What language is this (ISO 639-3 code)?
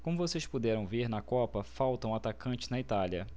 por